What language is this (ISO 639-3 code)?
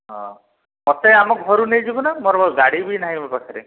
ori